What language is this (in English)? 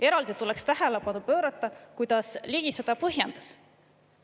Estonian